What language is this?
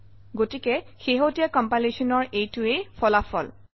Assamese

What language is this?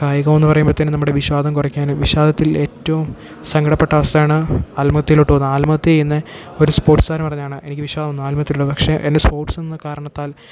Malayalam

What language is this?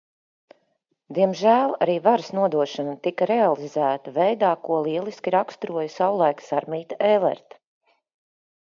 Latvian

